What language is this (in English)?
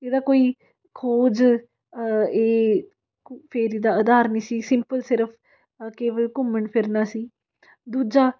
Punjabi